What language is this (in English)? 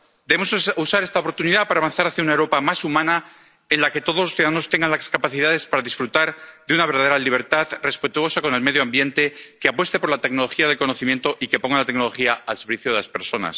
Spanish